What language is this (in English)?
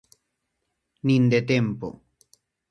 Galician